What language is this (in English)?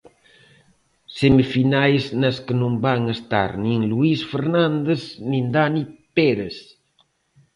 Galician